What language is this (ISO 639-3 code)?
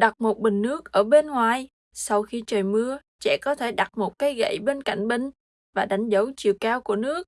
vie